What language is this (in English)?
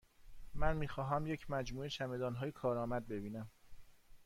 Persian